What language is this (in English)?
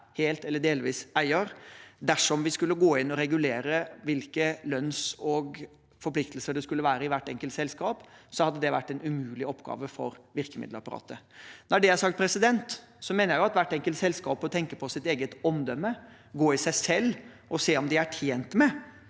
Norwegian